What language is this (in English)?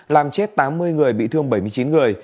Vietnamese